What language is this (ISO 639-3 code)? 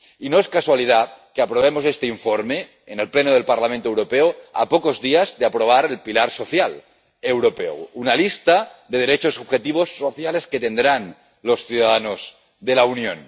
spa